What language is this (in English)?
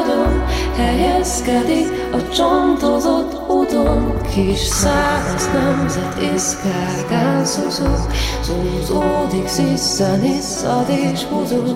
Hungarian